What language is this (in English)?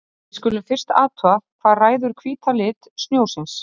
Icelandic